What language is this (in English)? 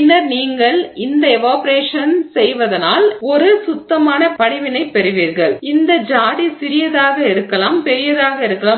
Tamil